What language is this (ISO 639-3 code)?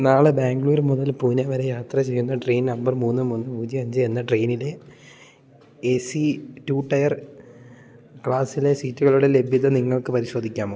mal